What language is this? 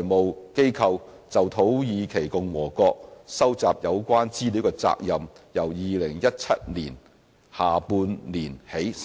Cantonese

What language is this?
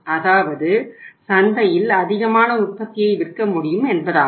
Tamil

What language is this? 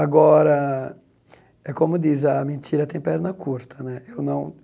Portuguese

